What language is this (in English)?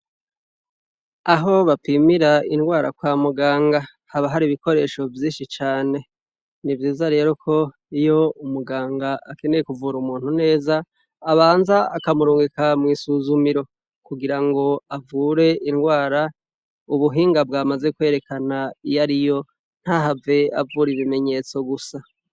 Rundi